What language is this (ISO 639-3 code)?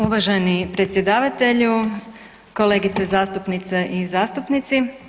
hrv